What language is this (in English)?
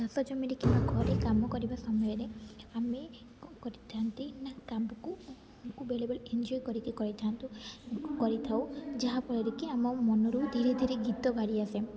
Odia